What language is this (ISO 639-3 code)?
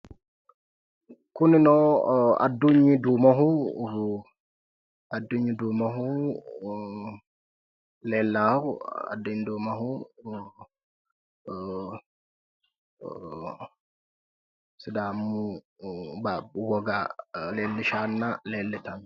sid